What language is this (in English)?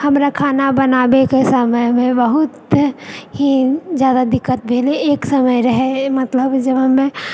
Maithili